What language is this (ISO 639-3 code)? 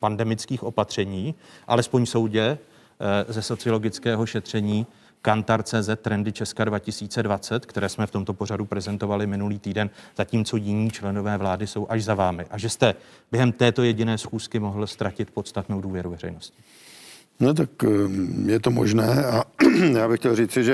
ces